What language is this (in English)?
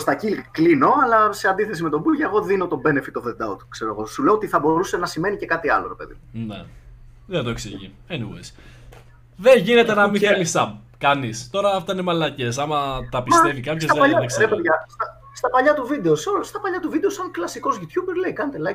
Greek